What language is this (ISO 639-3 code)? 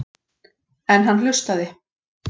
isl